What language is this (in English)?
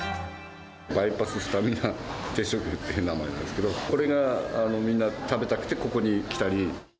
Japanese